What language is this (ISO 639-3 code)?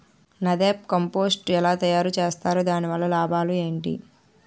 tel